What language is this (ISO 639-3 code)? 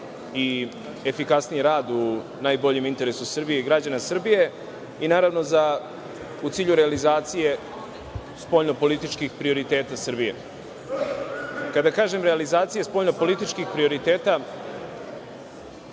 srp